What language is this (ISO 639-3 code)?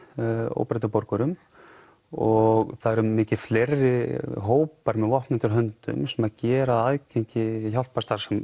isl